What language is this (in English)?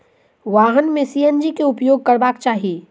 Maithili